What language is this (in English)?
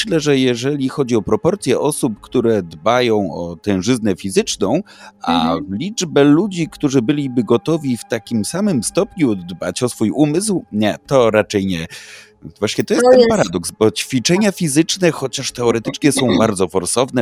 Polish